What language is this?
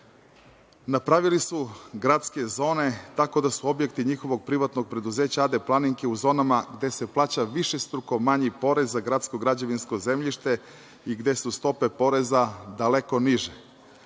Serbian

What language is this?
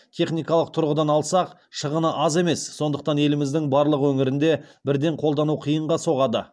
Kazakh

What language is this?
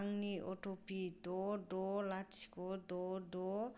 Bodo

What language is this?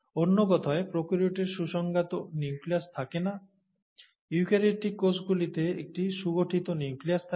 Bangla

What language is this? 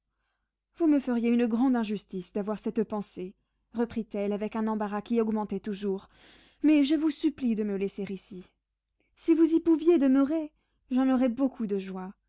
French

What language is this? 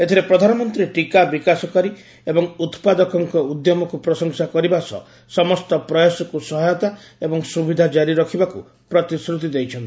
Odia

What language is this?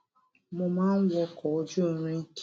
Yoruba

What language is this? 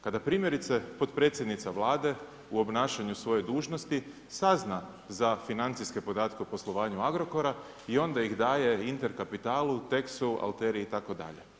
Croatian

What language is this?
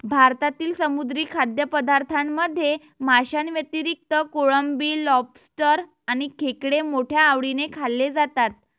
Marathi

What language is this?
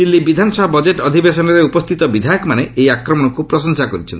Odia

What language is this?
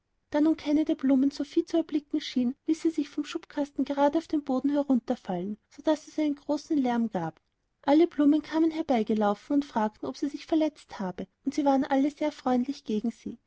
German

